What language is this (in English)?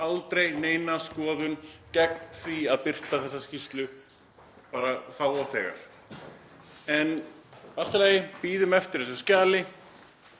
Icelandic